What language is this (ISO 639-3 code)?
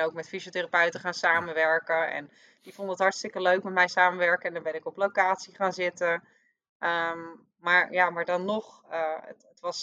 nld